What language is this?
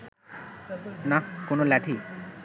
Bangla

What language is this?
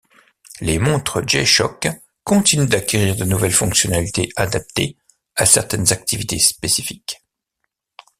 French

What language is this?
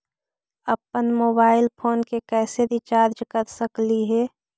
Magahi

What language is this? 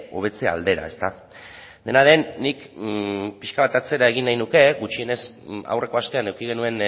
Basque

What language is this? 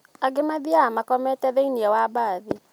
Kikuyu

